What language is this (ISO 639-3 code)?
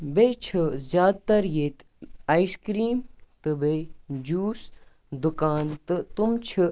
kas